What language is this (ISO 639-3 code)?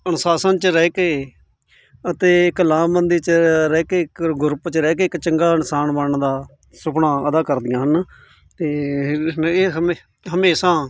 pan